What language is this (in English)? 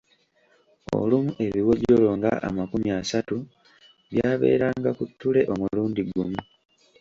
Ganda